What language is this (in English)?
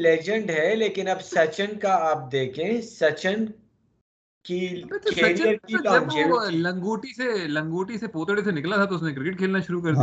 Urdu